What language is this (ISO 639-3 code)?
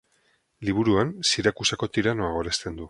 eus